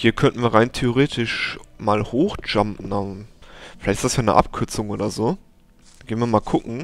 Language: German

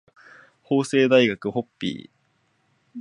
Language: Japanese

